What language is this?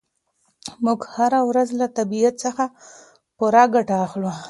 Pashto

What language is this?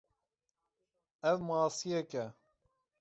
Kurdish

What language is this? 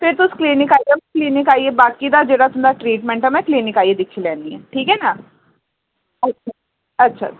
Dogri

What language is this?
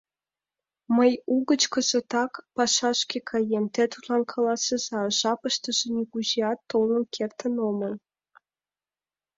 Mari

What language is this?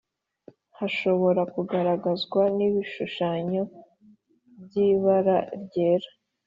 Kinyarwanda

